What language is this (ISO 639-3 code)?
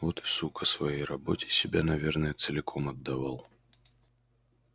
rus